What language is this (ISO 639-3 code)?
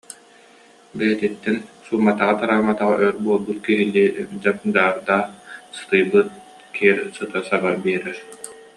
sah